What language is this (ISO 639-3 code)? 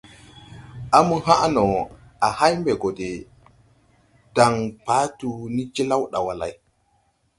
tui